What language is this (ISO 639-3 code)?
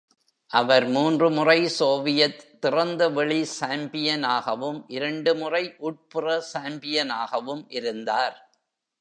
tam